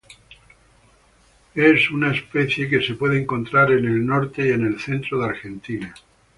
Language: Spanish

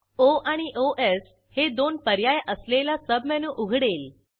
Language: Marathi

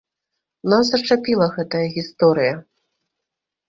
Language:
Belarusian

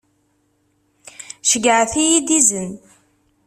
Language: Kabyle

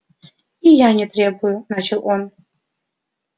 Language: Russian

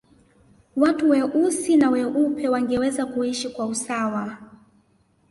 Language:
Swahili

